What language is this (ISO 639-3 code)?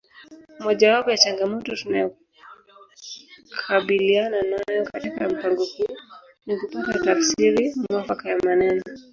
swa